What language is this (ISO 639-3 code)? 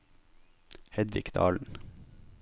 nor